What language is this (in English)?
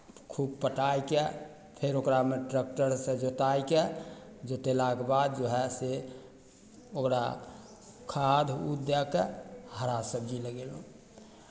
Maithili